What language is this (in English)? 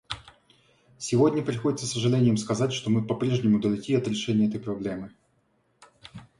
Russian